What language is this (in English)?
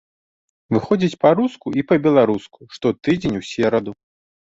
Belarusian